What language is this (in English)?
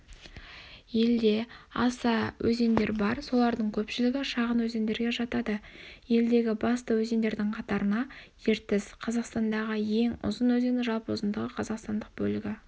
Kazakh